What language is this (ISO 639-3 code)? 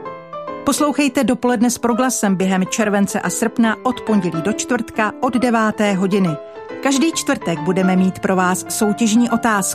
ces